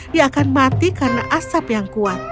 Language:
Indonesian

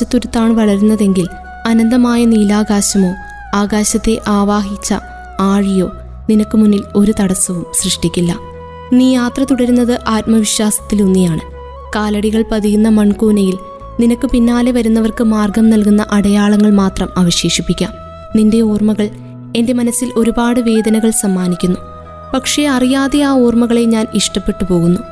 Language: Malayalam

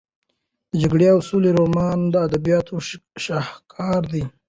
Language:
Pashto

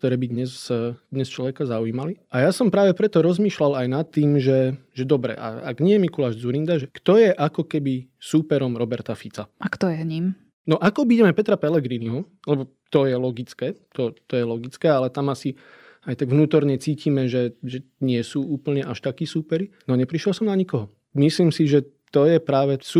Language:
Slovak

